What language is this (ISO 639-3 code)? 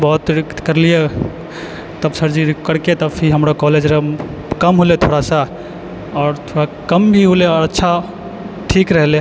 mai